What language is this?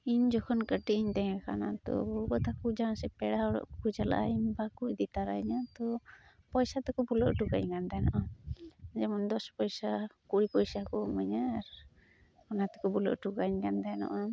Santali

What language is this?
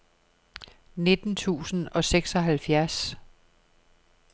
Danish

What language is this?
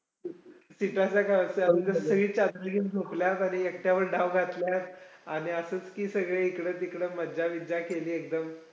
Marathi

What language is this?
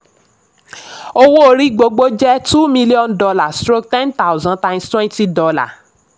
Yoruba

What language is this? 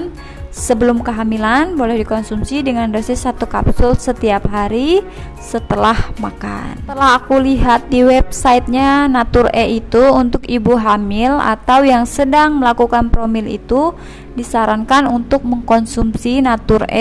Indonesian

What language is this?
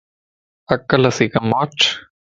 Lasi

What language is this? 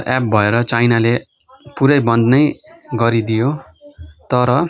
Nepali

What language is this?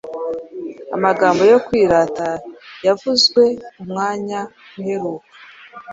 Kinyarwanda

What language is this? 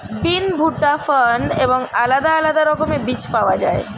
Bangla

